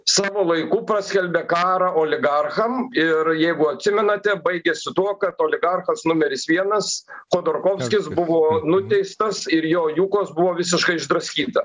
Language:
Lithuanian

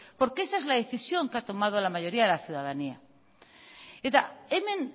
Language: Spanish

